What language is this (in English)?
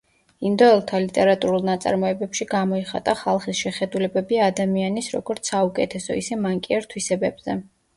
Georgian